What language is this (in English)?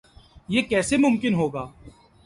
Urdu